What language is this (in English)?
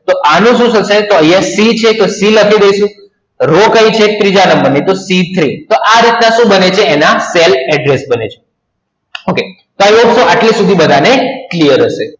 Gujarati